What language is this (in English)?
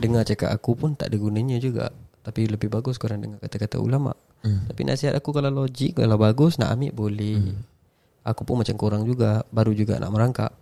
Malay